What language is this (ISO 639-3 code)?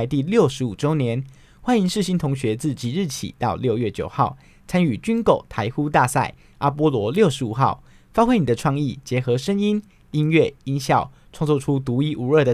zho